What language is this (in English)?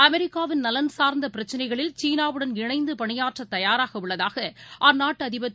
Tamil